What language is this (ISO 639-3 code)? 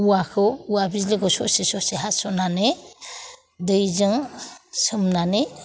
brx